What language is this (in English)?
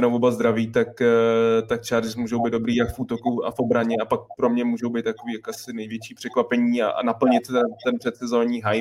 Czech